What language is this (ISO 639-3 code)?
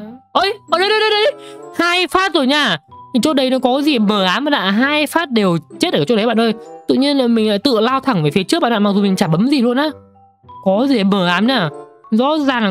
vie